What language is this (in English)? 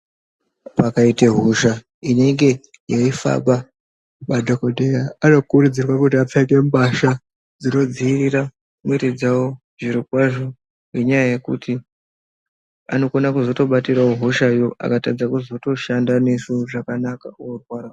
Ndau